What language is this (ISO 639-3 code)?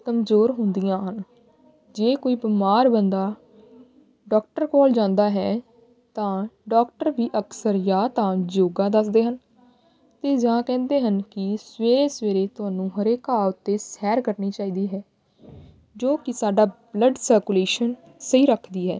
pan